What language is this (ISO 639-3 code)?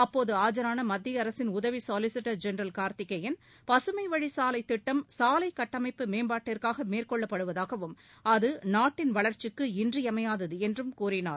tam